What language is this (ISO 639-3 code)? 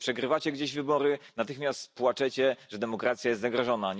pol